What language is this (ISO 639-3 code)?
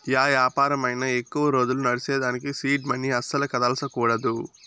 tel